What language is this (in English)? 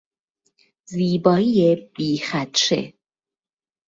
Persian